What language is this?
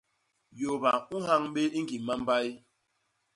Basaa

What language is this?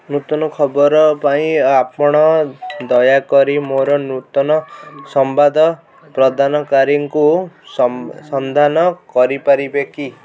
Odia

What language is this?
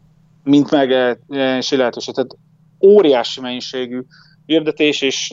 Hungarian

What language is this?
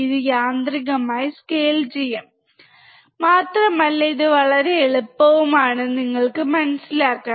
Malayalam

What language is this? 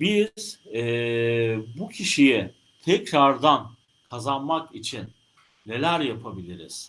Turkish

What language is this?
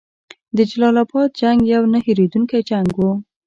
Pashto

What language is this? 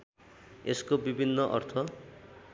Nepali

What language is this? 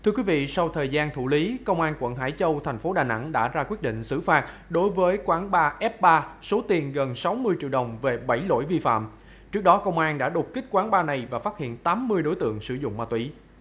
Vietnamese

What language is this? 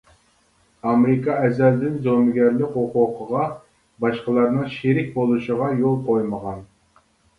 Uyghur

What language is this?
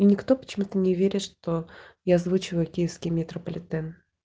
Russian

